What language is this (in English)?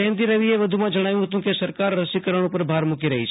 Gujarati